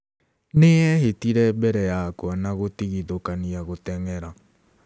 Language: Kikuyu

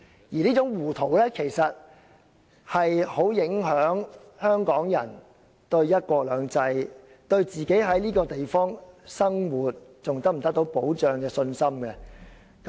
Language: Cantonese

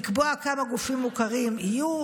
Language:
Hebrew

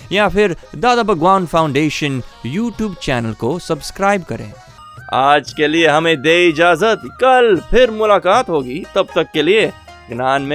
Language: Hindi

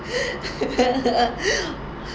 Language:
English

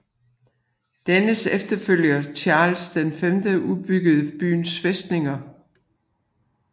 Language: Danish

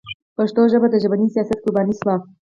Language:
Pashto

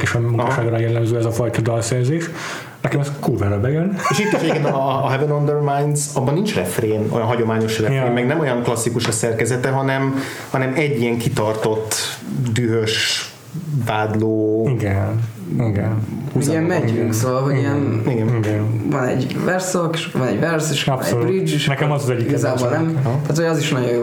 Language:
Hungarian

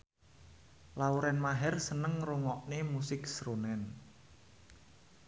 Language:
Javanese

